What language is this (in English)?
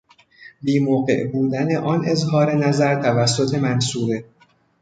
Persian